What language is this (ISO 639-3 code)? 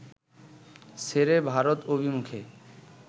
ben